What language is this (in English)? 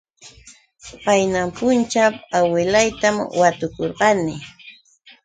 Yauyos Quechua